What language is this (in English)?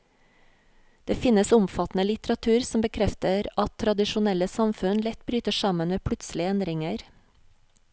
Norwegian